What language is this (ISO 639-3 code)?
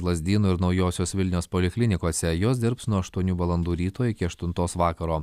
lit